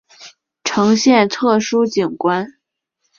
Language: Chinese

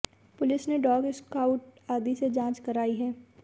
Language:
Hindi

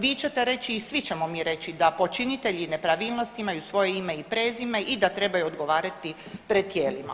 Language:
Croatian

